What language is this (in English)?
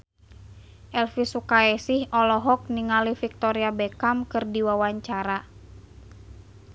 Sundanese